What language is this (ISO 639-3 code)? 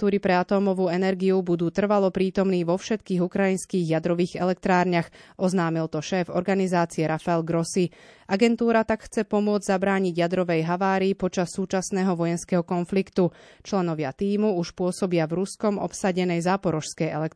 slk